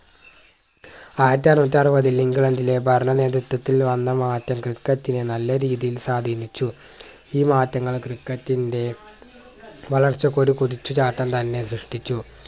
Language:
Malayalam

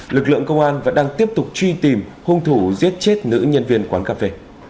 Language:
Vietnamese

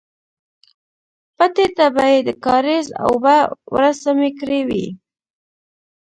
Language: Pashto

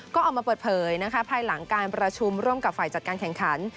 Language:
Thai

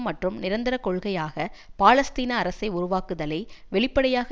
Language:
Tamil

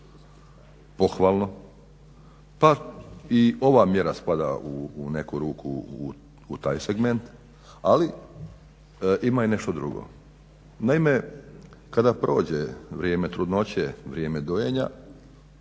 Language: Croatian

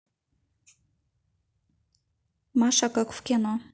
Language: Russian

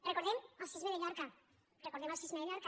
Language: Catalan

